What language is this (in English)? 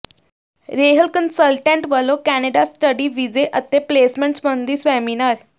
Punjabi